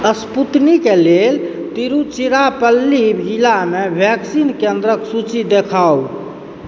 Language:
Maithili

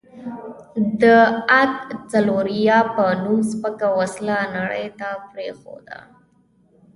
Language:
Pashto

